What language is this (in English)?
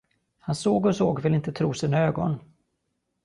Swedish